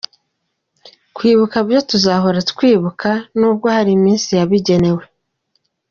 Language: Kinyarwanda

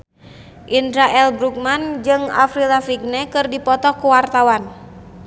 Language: Sundanese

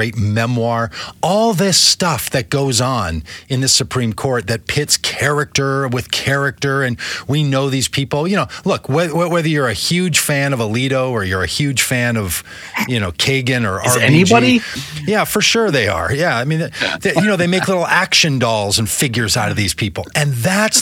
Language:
English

